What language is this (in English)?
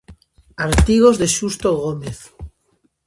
Galician